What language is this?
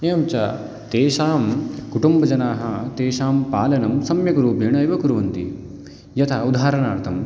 Sanskrit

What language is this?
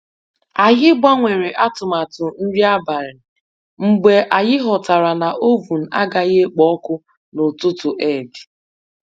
Igbo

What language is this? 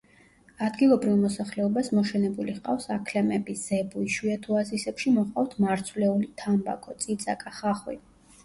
Georgian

